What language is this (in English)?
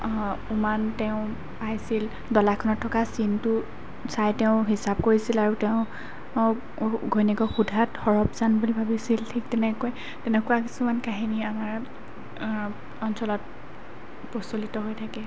Assamese